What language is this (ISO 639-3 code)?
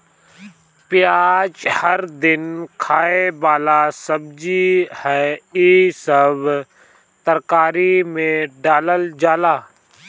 bho